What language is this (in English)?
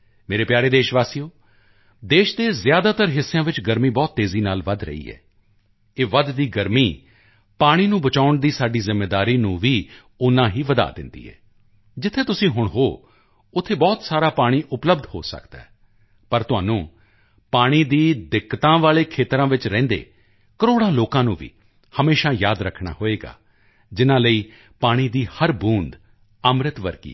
Punjabi